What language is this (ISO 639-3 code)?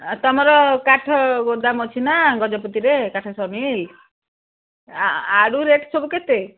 ori